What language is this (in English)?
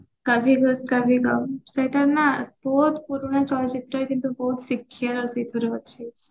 Odia